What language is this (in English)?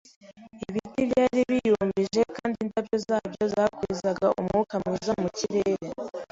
Kinyarwanda